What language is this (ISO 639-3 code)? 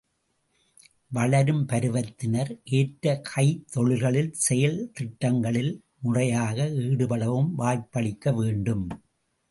tam